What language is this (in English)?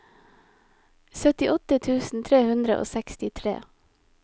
Norwegian